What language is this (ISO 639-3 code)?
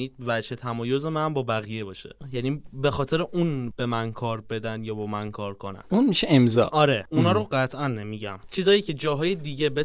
fas